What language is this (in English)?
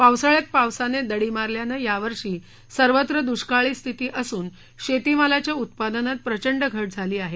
Marathi